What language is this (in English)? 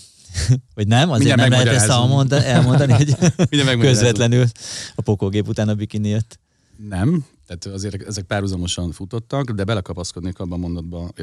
Hungarian